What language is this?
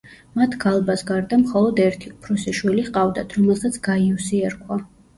Georgian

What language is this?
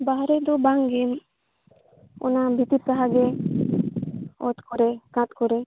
Santali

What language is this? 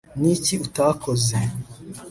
Kinyarwanda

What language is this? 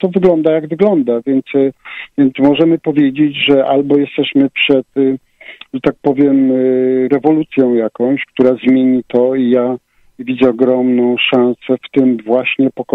Polish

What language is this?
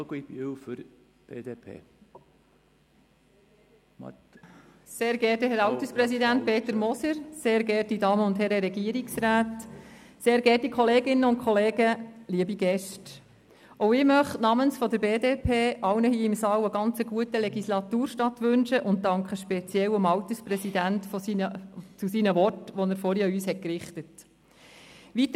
Swiss German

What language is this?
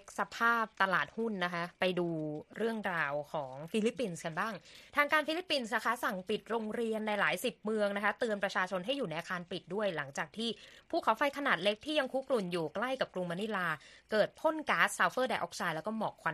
Thai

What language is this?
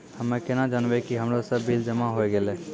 Maithili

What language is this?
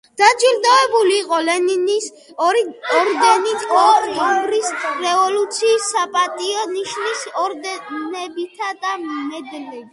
Georgian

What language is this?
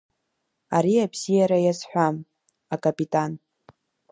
Abkhazian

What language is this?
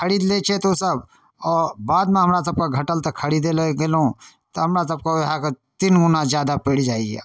Maithili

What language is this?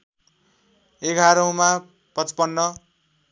Nepali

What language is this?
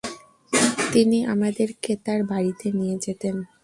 Bangla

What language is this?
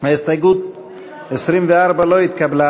Hebrew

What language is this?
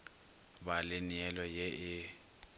Northern Sotho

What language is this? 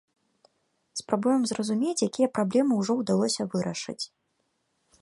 Belarusian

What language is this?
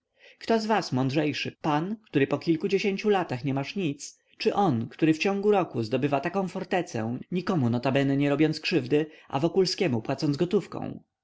Polish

